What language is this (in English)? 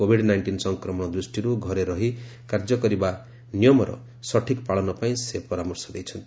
Odia